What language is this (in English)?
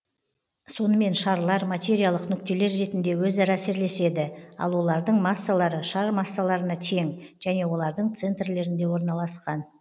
Kazakh